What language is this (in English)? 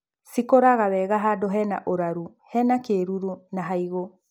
Kikuyu